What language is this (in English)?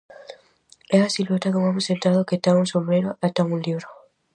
Galician